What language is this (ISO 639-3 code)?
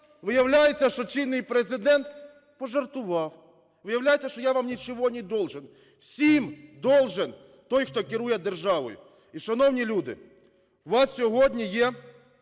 ukr